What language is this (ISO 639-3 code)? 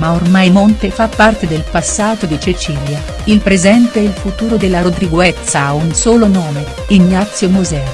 ita